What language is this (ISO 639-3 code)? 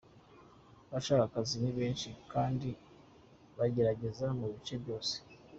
kin